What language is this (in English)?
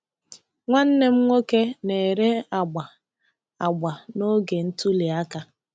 Igbo